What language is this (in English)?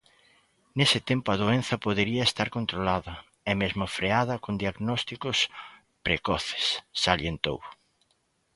Galician